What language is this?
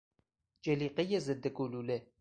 Persian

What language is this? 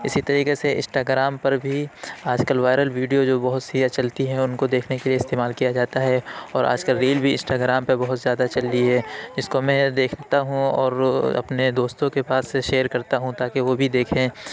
Urdu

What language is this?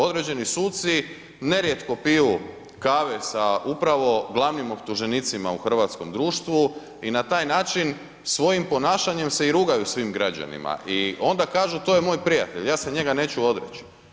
Croatian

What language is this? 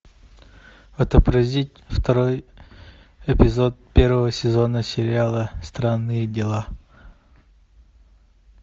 Russian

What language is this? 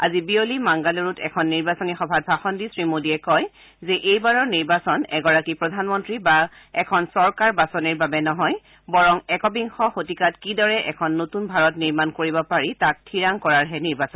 Assamese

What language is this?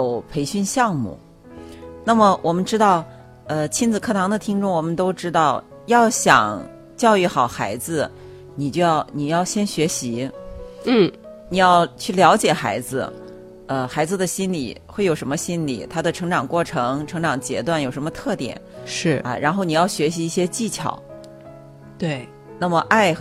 Chinese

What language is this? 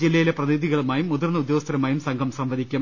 Malayalam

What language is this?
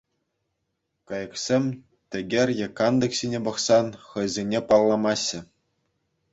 Chuvash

